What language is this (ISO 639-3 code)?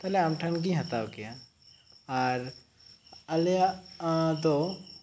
sat